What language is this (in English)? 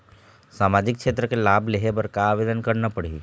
Chhattisgarhi